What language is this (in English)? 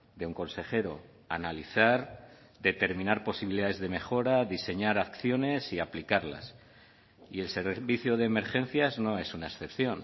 Spanish